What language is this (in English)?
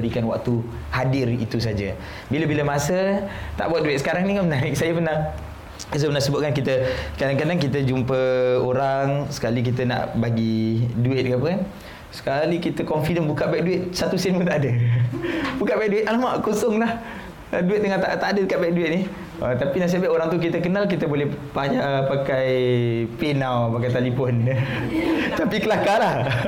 Malay